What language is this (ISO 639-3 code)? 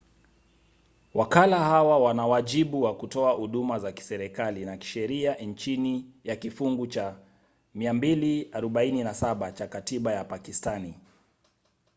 swa